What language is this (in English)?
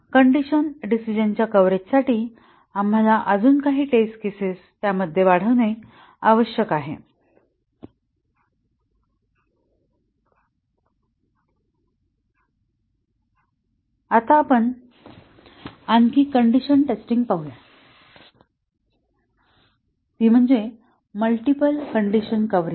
Marathi